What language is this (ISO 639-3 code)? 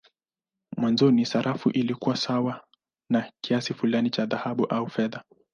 swa